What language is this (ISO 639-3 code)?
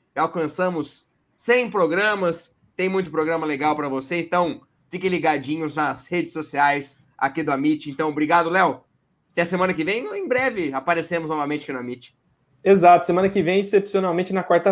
por